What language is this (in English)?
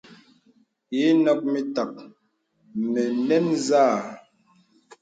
Bebele